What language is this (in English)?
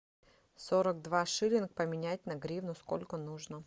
Russian